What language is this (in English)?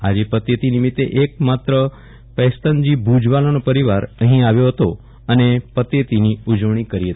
Gujarati